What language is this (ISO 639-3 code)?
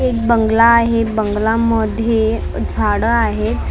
mar